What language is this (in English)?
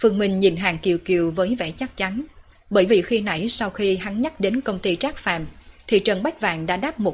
Vietnamese